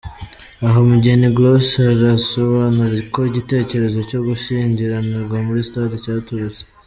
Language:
Kinyarwanda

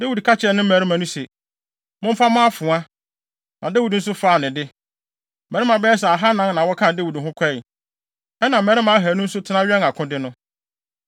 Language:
Akan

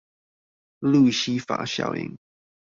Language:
Chinese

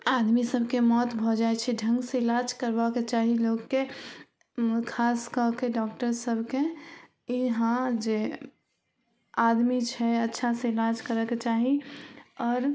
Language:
Maithili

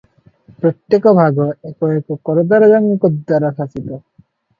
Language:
Odia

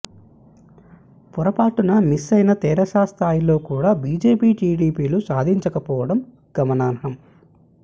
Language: Telugu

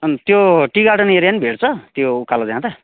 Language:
Nepali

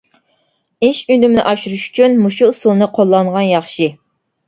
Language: Uyghur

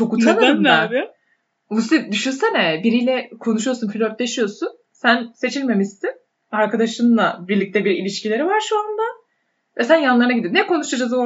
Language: Turkish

